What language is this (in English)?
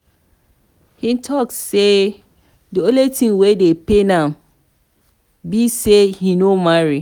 Nigerian Pidgin